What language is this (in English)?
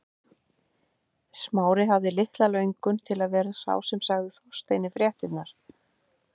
Icelandic